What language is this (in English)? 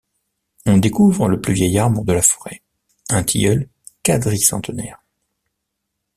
French